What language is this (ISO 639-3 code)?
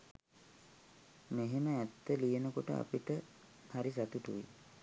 sin